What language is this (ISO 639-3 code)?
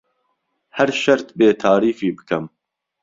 ckb